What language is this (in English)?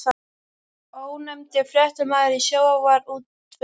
Icelandic